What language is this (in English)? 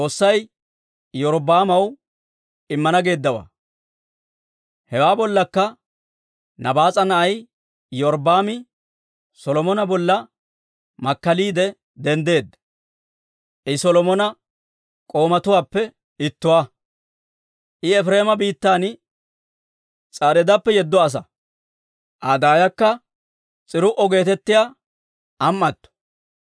Dawro